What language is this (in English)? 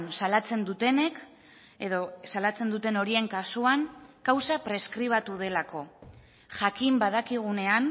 Basque